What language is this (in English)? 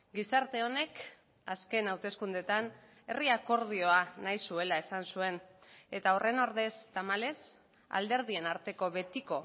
Basque